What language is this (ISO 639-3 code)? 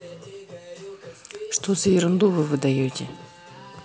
rus